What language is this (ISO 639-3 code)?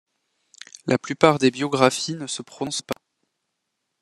fra